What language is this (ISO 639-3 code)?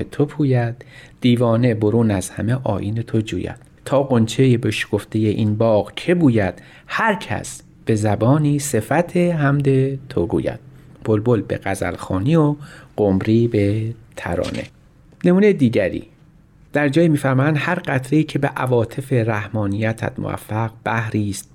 fas